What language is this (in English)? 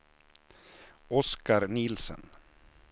Swedish